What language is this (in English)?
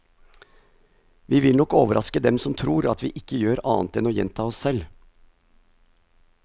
Norwegian